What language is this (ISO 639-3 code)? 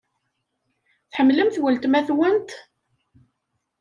kab